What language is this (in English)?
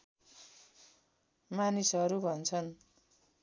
Nepali